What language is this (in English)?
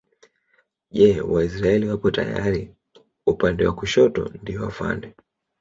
Swahili